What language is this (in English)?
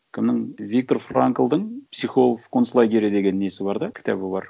Kazakh